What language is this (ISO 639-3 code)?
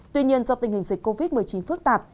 vie